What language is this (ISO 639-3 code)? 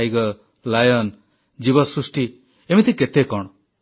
ori